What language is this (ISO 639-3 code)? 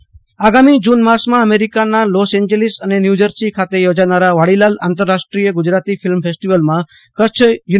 guj